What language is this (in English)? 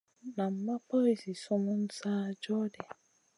Masana